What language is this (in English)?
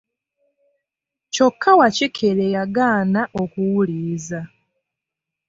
Ganda